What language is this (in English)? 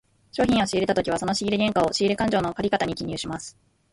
Japanese